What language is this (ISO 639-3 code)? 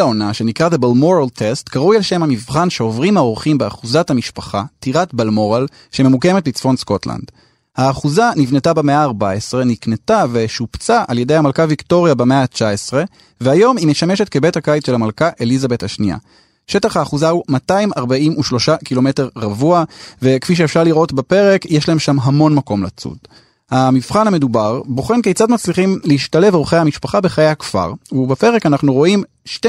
heb